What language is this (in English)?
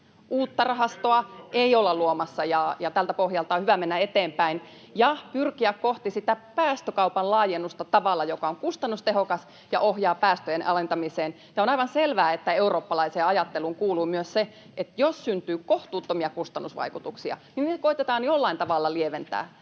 Finnish